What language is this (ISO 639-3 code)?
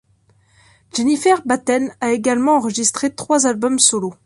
fra